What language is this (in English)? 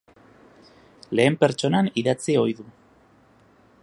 Basque